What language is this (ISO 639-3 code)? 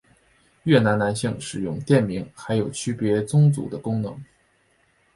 zho